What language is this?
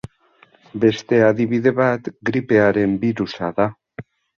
Basque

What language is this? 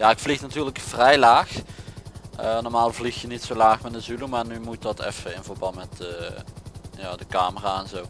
Dutch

